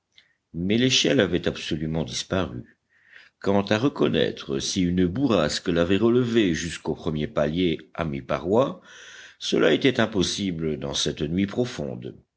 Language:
French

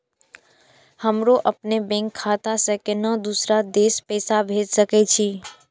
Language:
Maithili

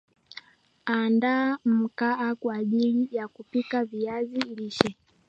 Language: Swahili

